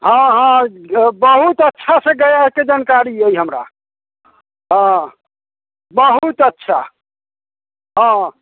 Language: Maithili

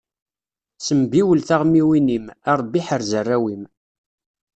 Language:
Kabyle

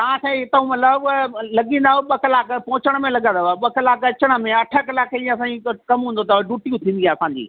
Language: Sindhi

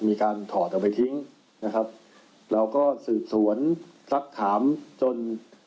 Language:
Thai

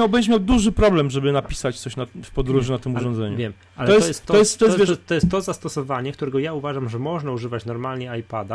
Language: Polish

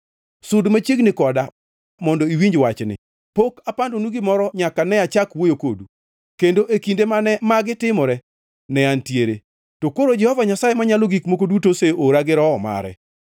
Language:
Luo (Kenya and Tanzania)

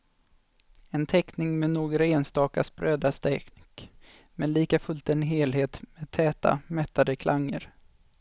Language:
Swedish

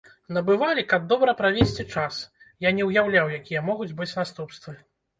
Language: Belarusian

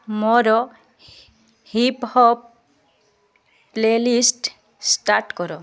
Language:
Odia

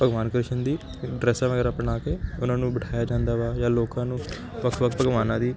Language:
Punjabi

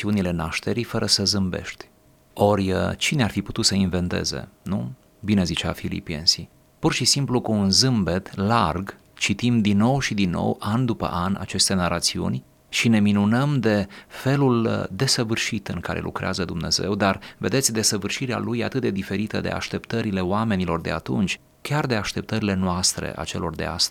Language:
Romanian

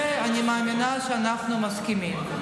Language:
Hebrew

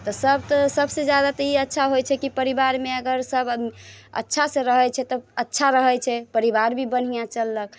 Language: Maithili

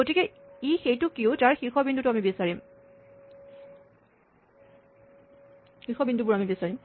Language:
Assamese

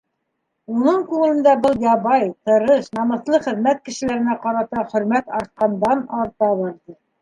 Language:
Bashkir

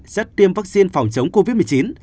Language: Vietnamese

